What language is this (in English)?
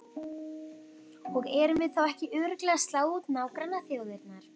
Icelandic